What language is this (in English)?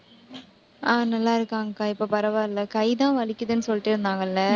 Tamil